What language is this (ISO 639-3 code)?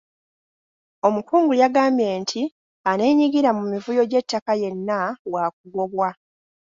lug